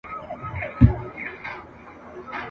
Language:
Pashto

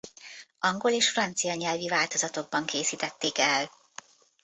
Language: Hungarian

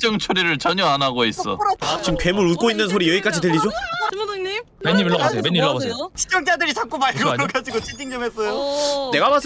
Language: Korean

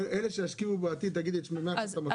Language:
Hebrew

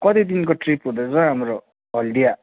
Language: Nepali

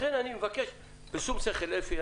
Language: Hebrew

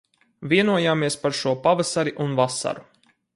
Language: Latvian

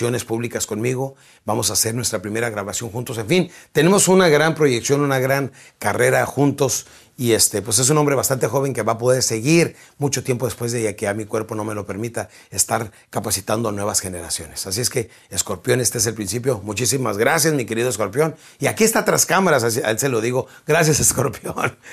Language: Spanish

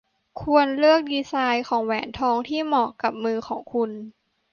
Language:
Thai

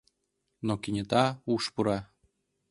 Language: Mari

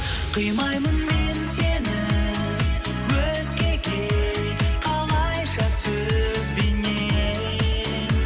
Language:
Kazakh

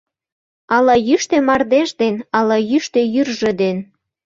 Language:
Mari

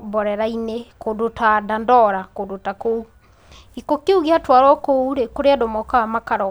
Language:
Kikuyu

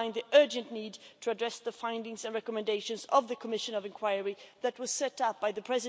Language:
English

